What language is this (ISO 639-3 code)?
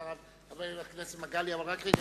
heb